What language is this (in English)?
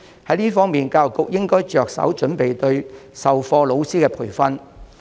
Cantonese